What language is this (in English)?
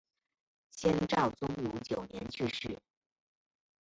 Chinese